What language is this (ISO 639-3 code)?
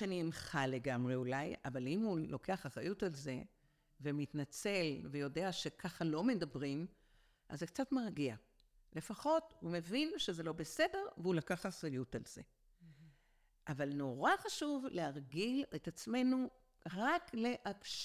heb